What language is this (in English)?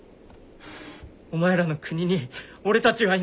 Japanese